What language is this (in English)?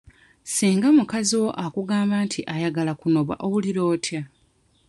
Ganda